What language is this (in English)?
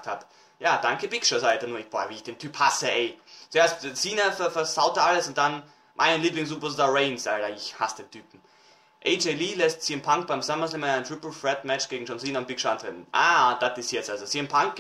German